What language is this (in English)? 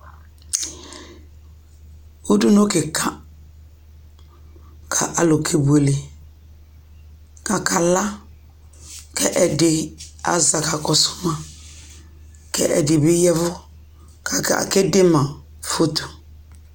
Ikposo